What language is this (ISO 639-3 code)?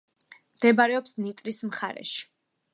kat